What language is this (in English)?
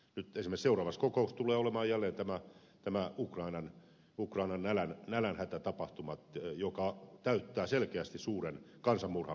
Finnish